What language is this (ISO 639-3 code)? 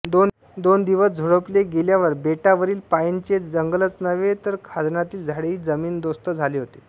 mar